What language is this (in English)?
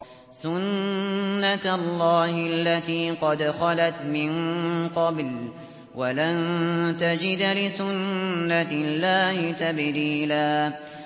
Arabic